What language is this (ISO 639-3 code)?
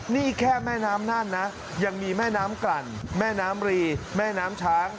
tha